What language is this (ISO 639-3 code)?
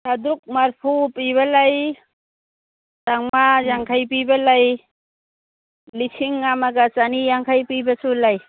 mni